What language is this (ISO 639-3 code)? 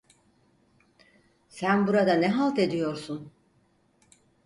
tur